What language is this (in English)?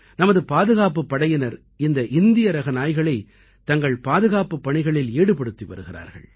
Tamil